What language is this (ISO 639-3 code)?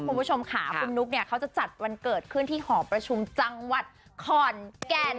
tha